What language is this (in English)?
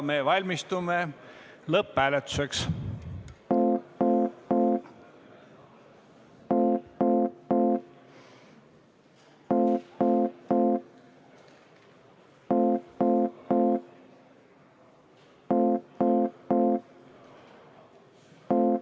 Estonian